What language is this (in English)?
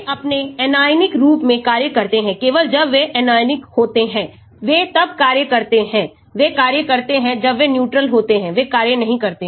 Hindi